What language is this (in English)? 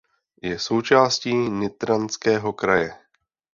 Czech